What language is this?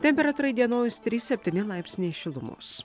Lithuanian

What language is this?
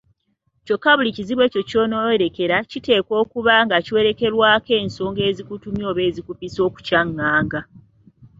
Ganda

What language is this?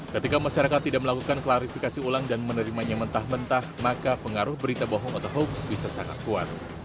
Indonesian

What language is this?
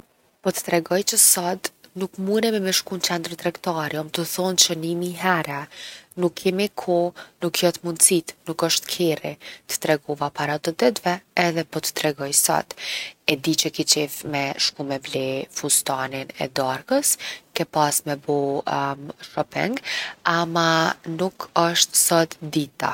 Gheg Albanian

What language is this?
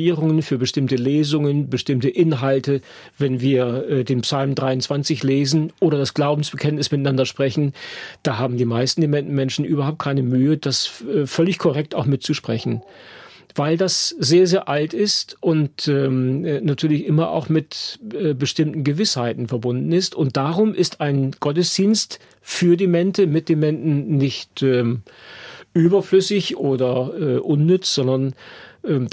German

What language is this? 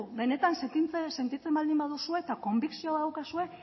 Basque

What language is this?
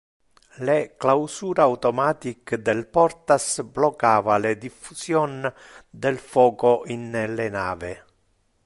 Interlingua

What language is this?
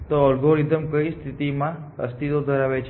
Gujarati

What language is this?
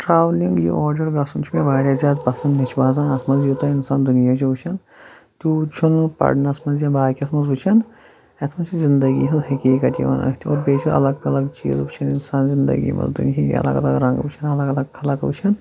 Kashmiri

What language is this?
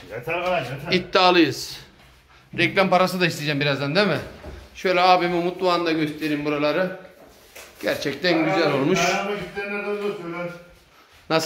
Turkish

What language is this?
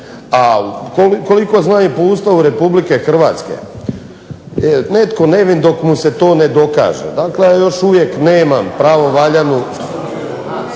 Croatian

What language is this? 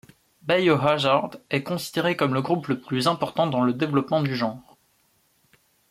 French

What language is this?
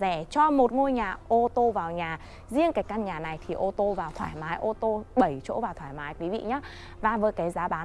Vietnamese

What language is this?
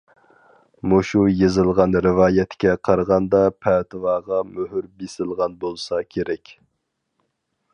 Uyghur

